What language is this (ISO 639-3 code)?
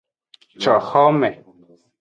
ajg